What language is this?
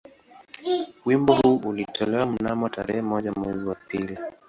Swahili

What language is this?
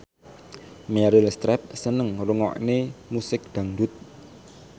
Javanese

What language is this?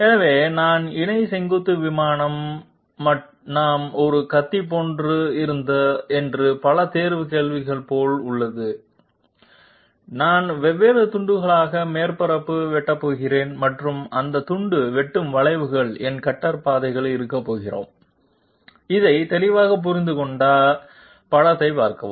Tamil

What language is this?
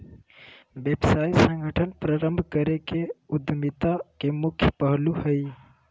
Magahi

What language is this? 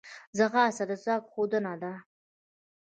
Pashto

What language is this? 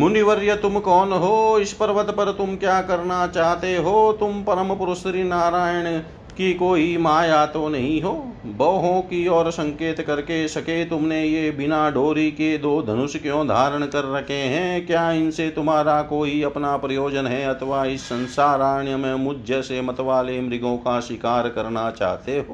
Hindi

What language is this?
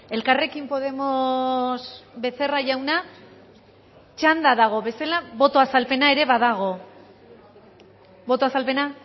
Basque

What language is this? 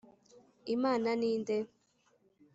Kinyarwanda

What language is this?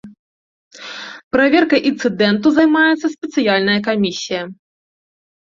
Belarusian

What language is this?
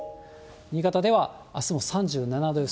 Japanese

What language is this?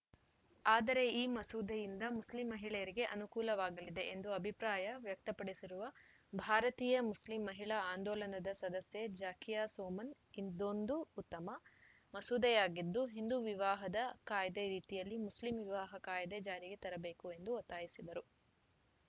Kannada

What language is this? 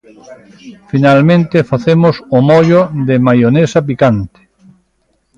Galician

